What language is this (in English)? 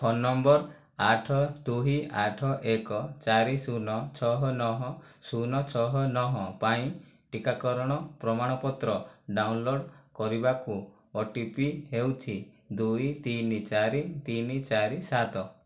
Odia